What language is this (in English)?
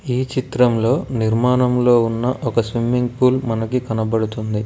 Telugu